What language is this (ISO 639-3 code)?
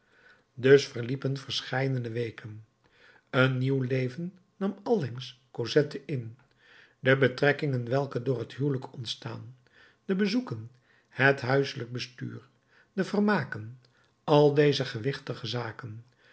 nld